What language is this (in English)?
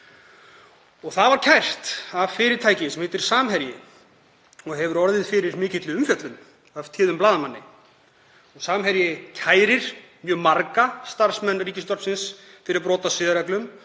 Icelandic